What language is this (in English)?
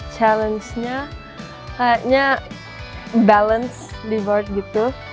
Indonesian